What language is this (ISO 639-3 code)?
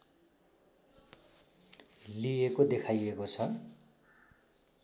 nep